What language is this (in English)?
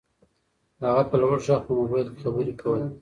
Pashto